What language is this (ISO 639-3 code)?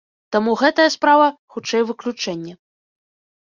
bel